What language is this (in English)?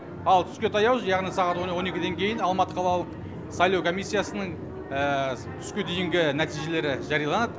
Kazakh